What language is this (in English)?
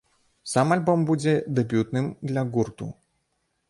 Belarusian